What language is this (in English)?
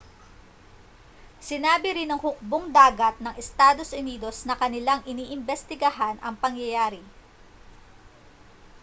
Filipino